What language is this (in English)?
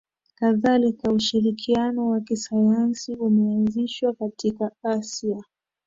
Swahili